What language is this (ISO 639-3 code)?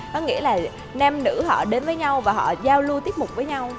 vie